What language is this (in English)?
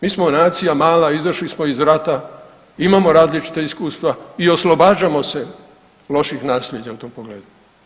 Croatian